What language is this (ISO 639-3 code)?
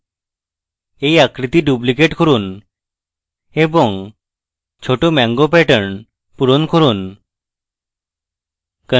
ben